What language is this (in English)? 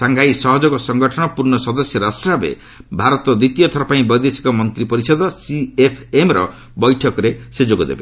Odia